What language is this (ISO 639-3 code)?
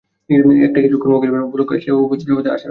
ben